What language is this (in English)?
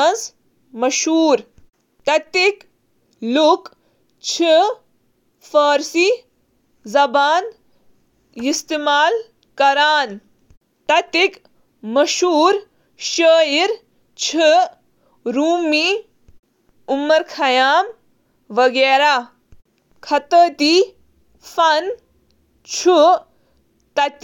Kashmiri